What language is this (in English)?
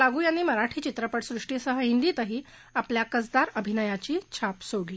Marathi